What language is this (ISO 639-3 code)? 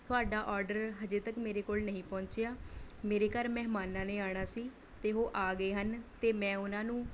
pan